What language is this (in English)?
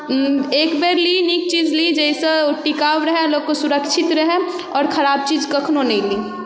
Maithili